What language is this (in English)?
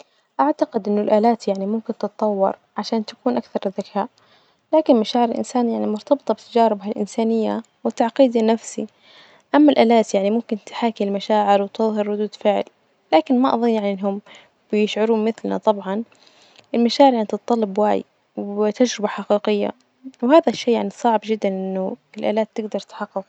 Najdi Arabic